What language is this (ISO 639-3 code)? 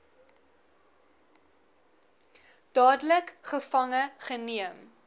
afr